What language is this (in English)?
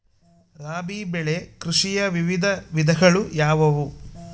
Kannada